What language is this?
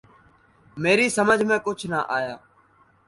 Urdu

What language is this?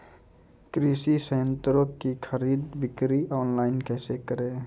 Maithili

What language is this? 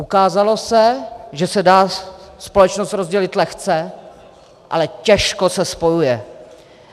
Czech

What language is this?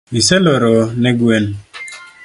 Luo (Kenya and Tanzania)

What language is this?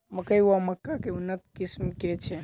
Maithili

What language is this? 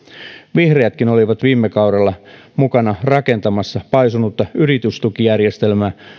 Finnish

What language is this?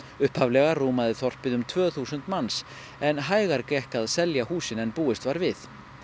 Icelandic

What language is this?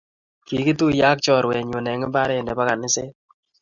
Kalenjin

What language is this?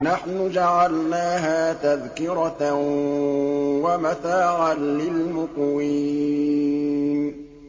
Arabic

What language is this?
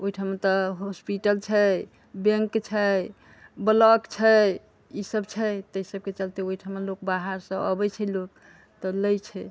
Maithili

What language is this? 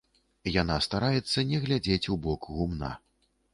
Belarusian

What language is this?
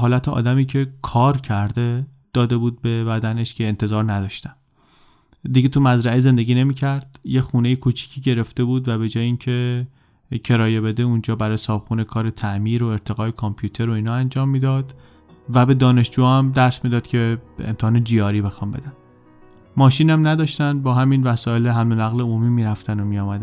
Persian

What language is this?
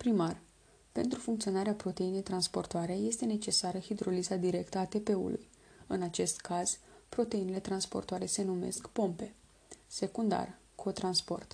Romanian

